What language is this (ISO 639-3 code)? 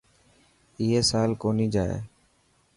mki